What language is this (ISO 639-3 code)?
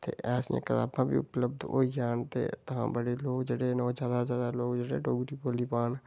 doi